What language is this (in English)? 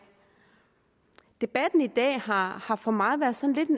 Danish